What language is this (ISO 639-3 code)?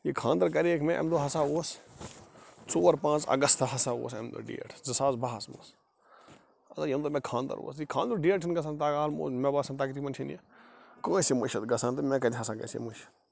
kas